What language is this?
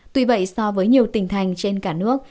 Vietnamese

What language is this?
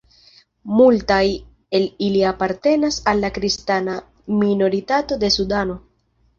Esperanto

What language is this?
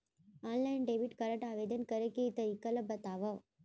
Chhattisgarhi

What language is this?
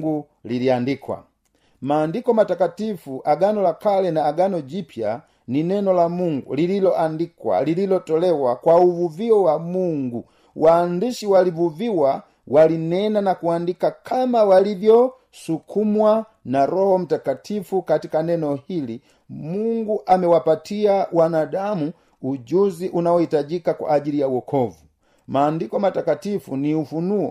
Swahili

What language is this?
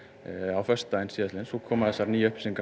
Icelandic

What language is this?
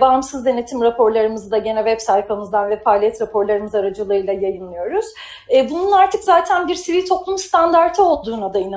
Turkish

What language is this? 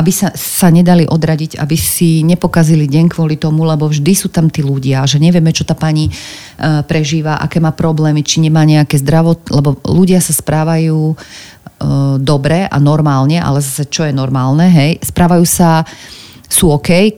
Slovak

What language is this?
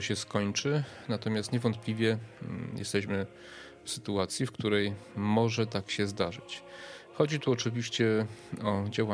Polish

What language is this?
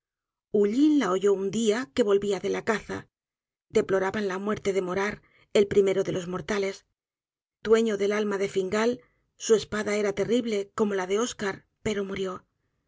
Spanish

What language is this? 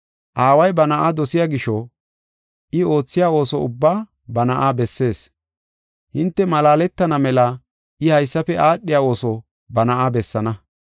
Gofa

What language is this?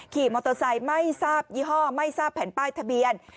Thai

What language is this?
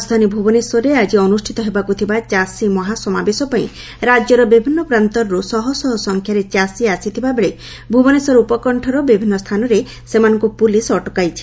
Odia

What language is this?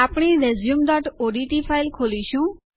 Gujarati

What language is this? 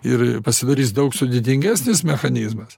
Lithuanian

